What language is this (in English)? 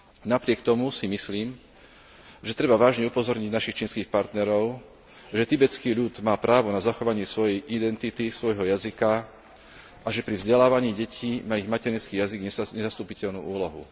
Slovak